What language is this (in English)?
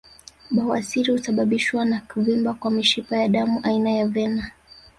Swahili